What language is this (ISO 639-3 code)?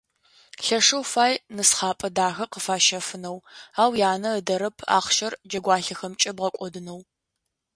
ady